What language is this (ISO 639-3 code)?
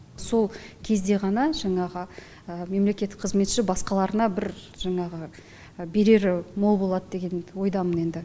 kaz